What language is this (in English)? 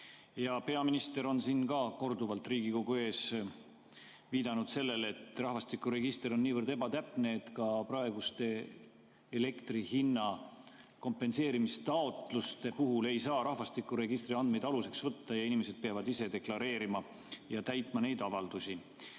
Estonian